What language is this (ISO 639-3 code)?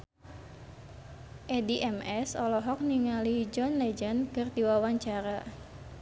sun